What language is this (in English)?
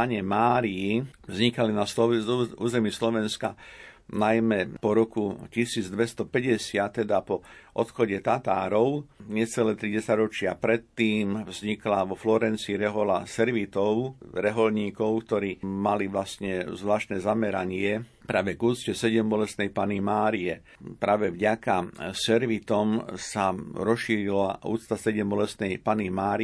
Slovak